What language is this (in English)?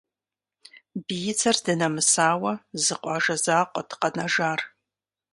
Kabardian